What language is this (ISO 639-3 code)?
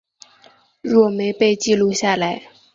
zho